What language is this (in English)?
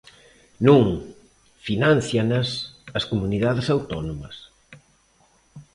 Galician